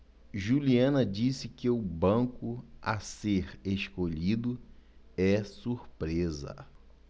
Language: Portuguese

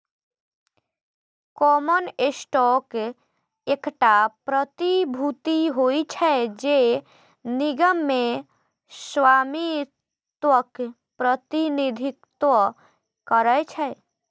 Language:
Maithili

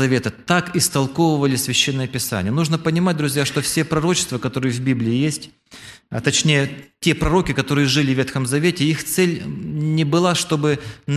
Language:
Russian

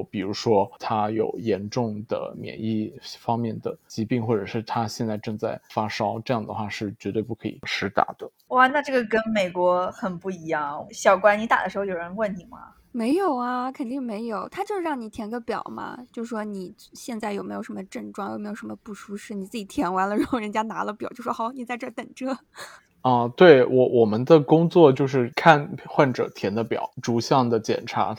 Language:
Chinese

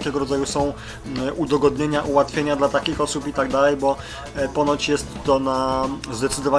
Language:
Polish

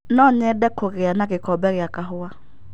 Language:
Kikuyu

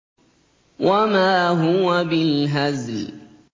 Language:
Arabic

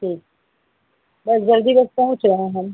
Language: Hindi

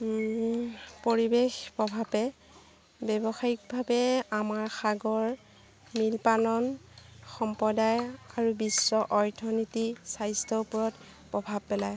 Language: Assamese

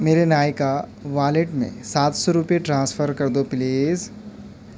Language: Urdu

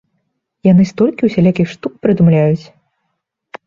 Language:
Belarusian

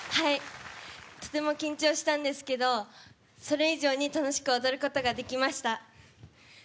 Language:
Japanese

